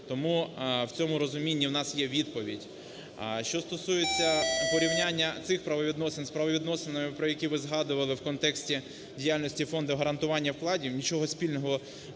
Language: Ukrainian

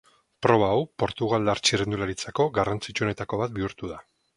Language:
Basque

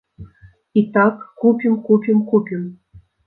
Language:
Belarusian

